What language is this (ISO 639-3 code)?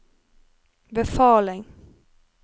nor